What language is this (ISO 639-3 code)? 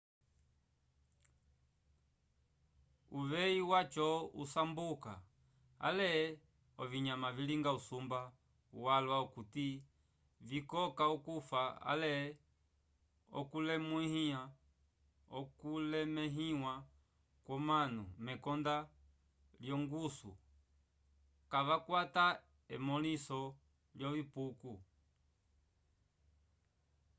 umb